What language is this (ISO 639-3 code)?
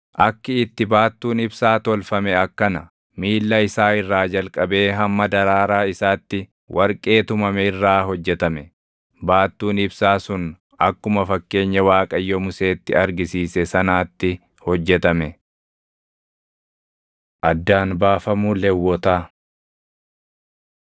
orm